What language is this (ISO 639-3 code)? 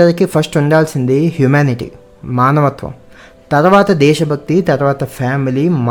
tel